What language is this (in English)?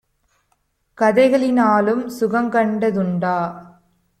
Tamil